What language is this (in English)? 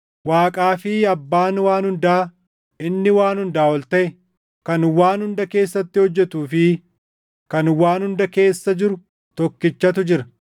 Oromo